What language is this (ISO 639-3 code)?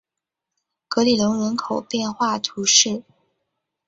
zho